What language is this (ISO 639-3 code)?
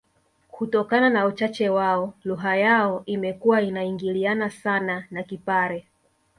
swa